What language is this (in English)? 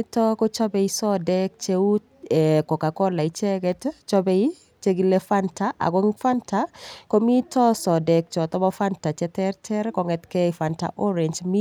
Kalenjin